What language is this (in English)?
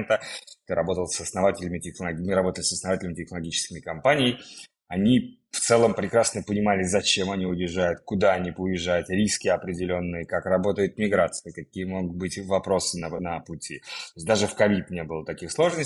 Russian